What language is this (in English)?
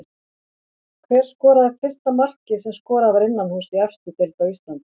Icelandic